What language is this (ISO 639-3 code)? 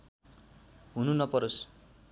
nep